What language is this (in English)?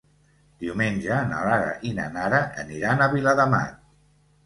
Catalan